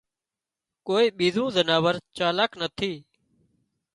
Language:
Wadiyara Koli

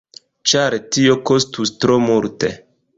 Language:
Esperanto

